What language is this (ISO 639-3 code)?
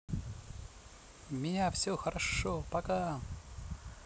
rus